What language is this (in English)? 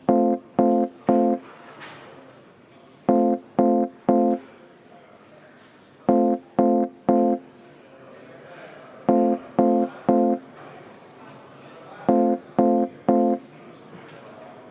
Estonian